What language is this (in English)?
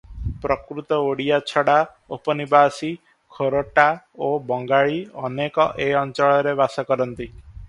Odia